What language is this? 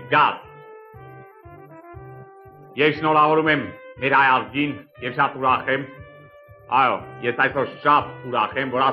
Turkish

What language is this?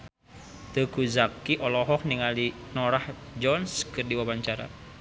Sundanese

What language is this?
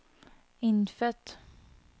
Norwegian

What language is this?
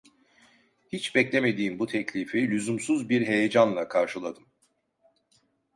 Turkish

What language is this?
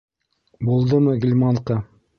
Bashkir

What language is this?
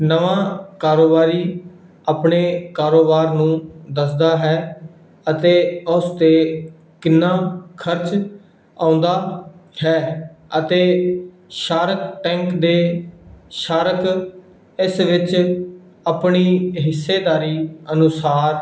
Punjabi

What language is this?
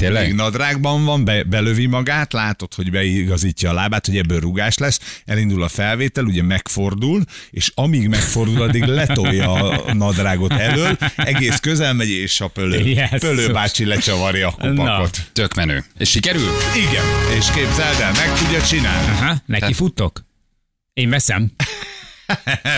Hungarian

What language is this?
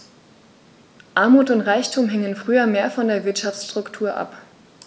German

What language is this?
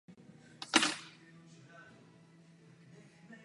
Czech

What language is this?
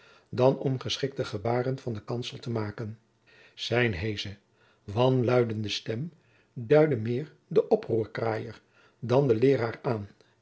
Dutch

